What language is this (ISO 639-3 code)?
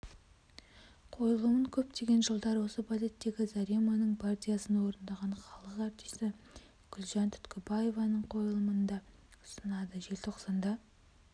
kaz